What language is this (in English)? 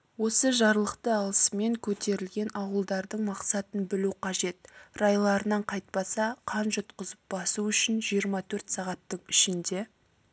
Kazakh